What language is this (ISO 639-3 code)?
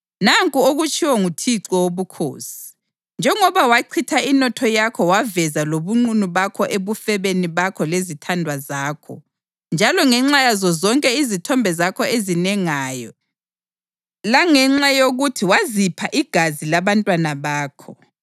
nde